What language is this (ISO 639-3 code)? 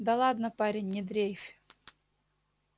rus